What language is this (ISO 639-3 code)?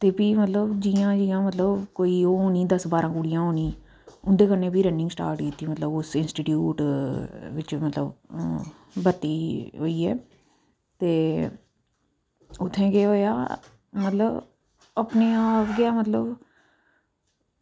doi